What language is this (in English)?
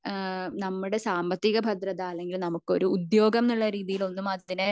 Malayalam